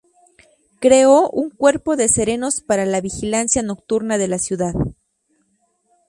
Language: Spanish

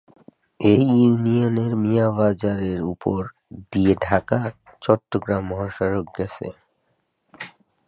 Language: Bangla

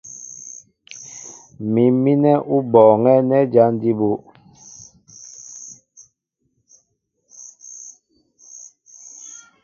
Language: Mbo (Cameroon)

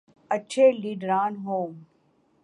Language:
Urdu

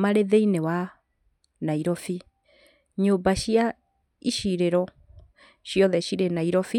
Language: Kikuyu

